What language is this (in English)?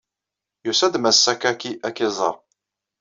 Kabyle